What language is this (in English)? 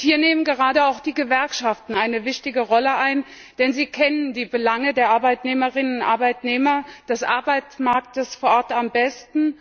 German